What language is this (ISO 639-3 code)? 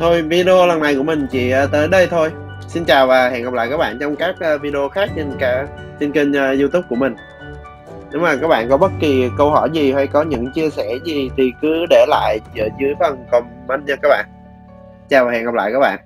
vie